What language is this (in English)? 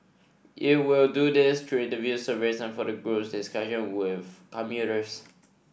English